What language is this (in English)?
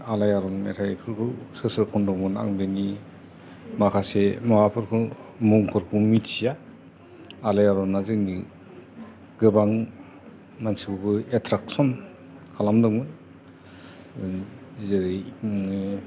Bodo